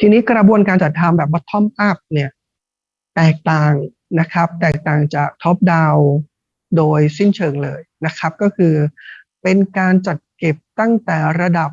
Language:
Thai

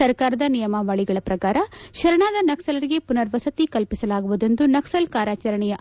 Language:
Kannada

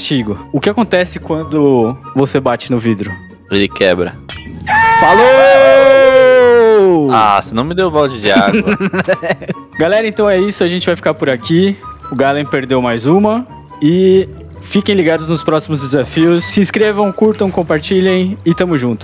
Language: Portuguese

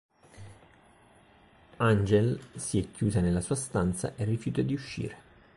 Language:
Italian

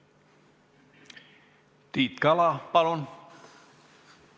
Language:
Estonian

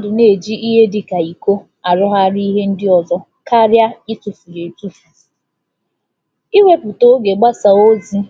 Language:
Igbo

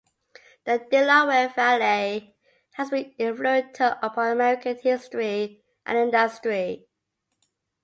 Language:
English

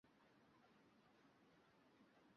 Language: Kinyarwanda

